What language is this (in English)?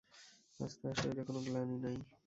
Bangla